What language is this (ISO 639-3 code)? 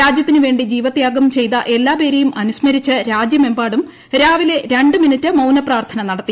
mal